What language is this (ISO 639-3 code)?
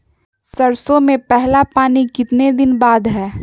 mag